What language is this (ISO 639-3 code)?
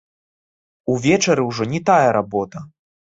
bel